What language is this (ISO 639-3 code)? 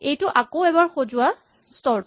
asm